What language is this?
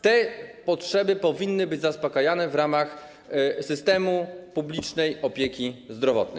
Polish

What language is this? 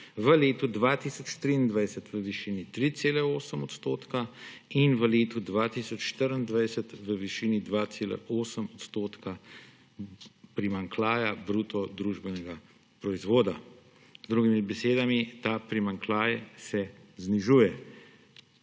Slovenian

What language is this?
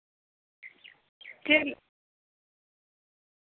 Santali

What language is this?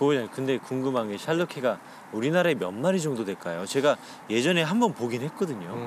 Korean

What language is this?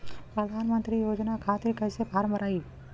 Bhojpuri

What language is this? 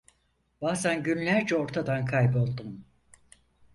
Turkish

